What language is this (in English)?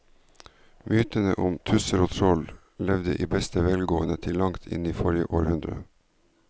Norwegian